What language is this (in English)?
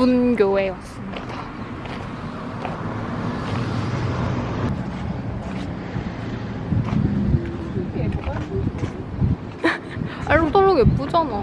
Korean